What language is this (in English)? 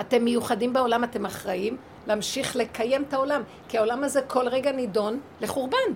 Hebrew